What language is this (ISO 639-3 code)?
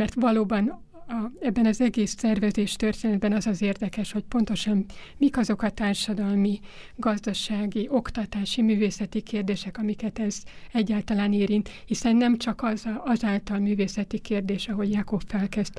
hun